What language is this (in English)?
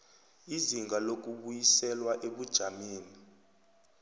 South Ndebele